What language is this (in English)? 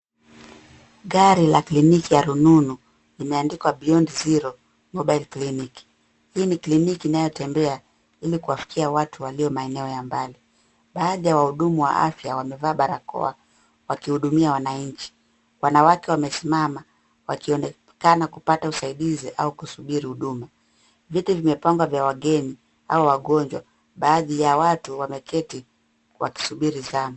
Swahili